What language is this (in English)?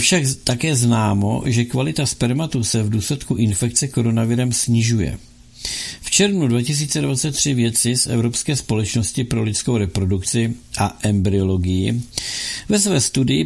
Czech